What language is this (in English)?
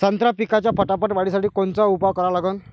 Marathi